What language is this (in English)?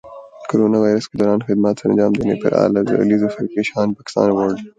Urdu